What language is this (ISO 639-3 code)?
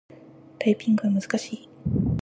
jpn